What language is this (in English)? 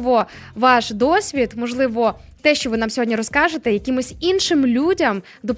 Ukrainian